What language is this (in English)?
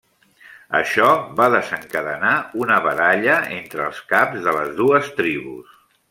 Catalan